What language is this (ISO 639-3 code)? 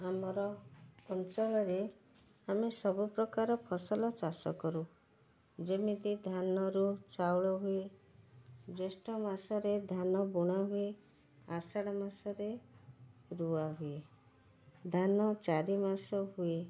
ori